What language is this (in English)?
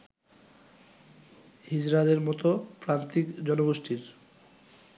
Bangla